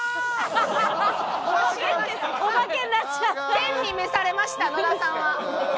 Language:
Japanese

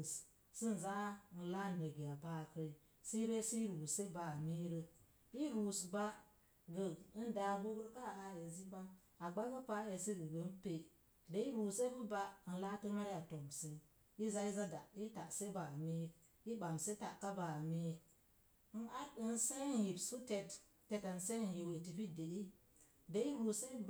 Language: Mom Jango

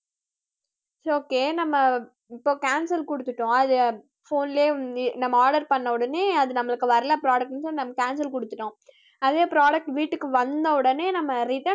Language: Tamil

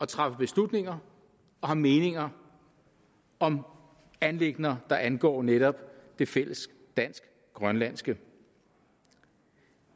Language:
Danish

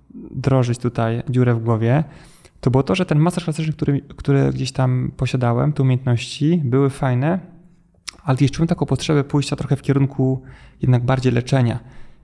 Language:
Polish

